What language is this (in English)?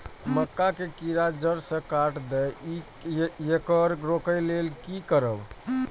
Maithili